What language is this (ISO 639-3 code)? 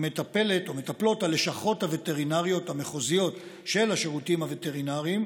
heb